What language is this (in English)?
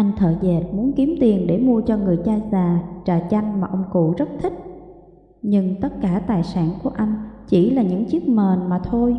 Vietnamese